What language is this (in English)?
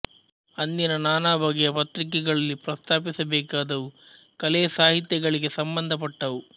Kannada